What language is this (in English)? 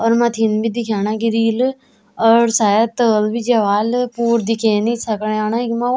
Garhwali